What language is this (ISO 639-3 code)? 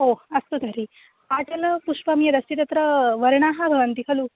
san